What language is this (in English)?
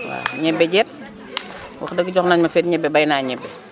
Wolof